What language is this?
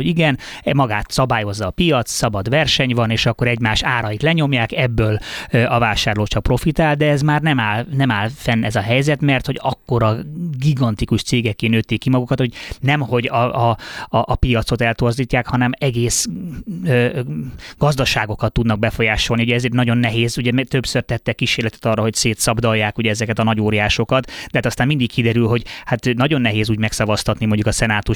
Hungarian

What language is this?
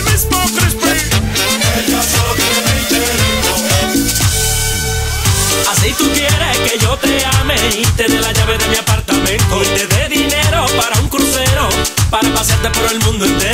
Portuguese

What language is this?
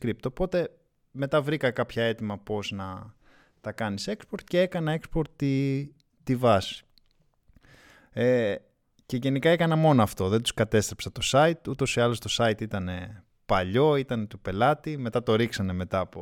Greek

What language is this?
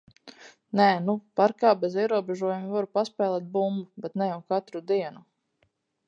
Latvian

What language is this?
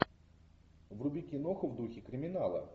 Russian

